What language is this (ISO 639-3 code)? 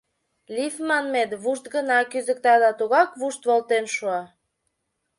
chm